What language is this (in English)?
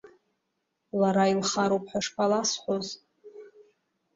Abkhazian